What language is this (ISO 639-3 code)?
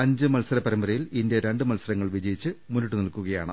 mal